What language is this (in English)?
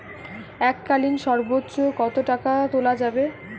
Bangla